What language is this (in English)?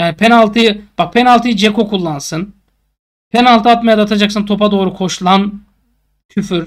Turkish